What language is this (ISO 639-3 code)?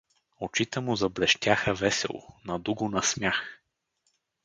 bul